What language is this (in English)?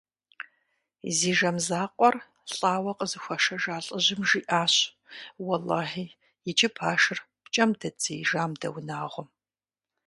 Kabardian